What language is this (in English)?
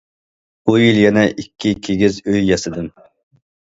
Uyghur